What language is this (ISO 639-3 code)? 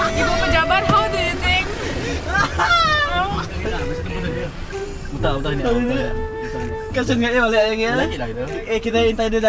ind